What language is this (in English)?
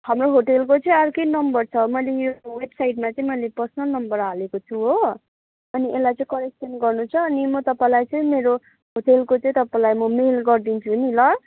Nepali